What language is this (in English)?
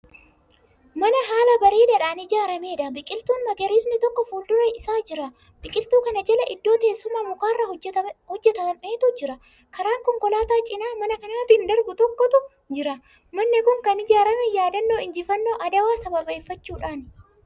Oromo